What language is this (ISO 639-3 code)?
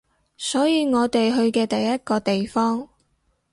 yue